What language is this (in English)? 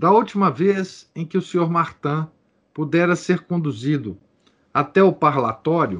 Portuguese